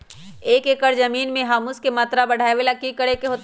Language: Magahi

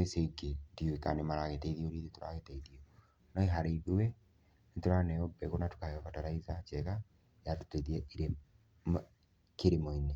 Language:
Kikuyu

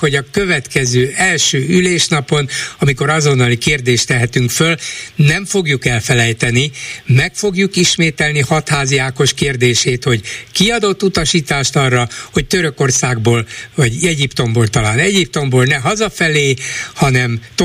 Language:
Hungarian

